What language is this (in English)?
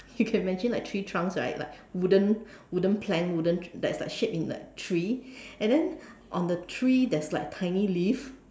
English